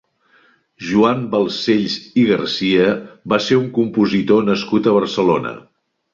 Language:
Catalan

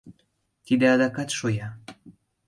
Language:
Mari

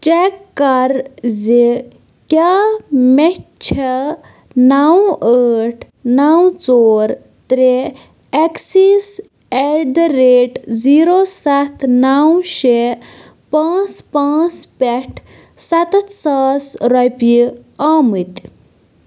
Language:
Kashmiri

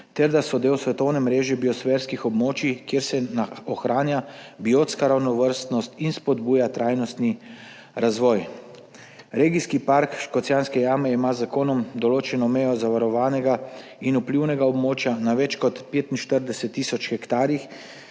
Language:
Slovenian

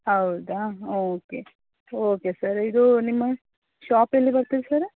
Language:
Kannada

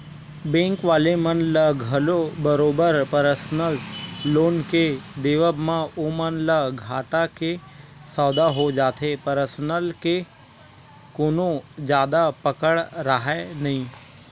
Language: Chhattisgarhi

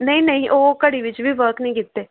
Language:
Punjabi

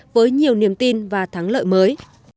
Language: Vietnamese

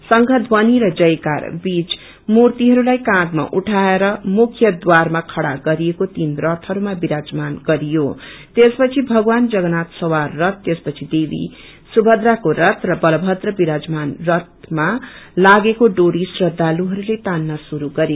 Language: Nepali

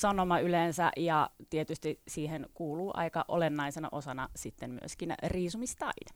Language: Finnish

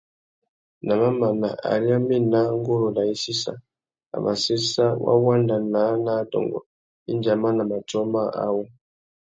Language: Tuki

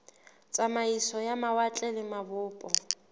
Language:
Southern Sotho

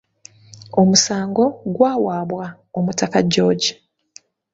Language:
Ganda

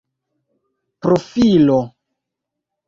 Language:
Esperanto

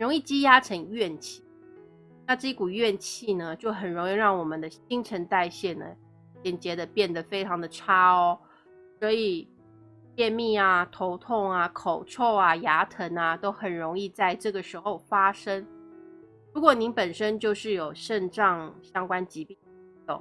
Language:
Chinese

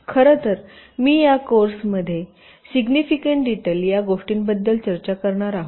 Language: Marathi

